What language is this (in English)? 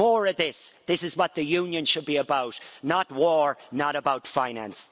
English